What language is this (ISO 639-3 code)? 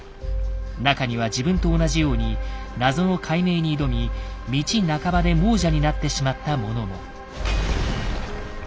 jpn